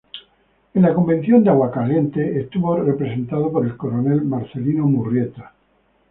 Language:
Spanish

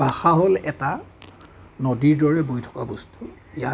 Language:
Assamese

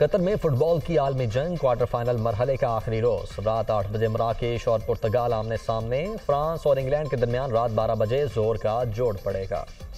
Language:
Hindi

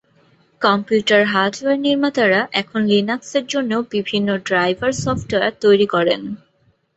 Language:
Bangla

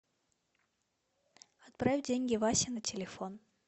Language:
Russian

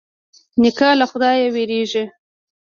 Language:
Pashto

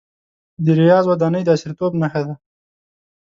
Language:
Pashto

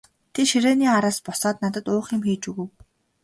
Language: Mongolian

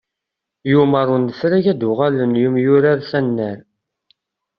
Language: Kabyle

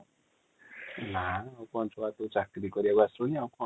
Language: Odia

